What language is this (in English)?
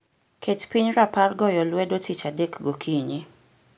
Luo (Kenya and Tanzania)